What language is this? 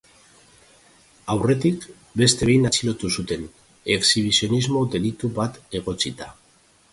Basque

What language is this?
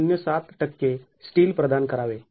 Marathi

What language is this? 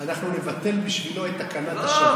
Hebrew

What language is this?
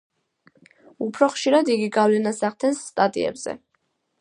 Georgian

